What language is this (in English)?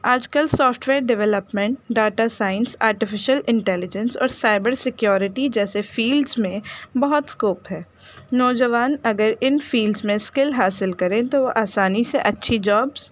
Urdu